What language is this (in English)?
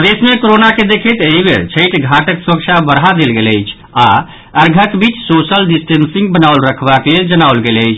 Maithili